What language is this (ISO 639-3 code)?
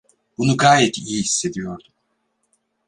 tur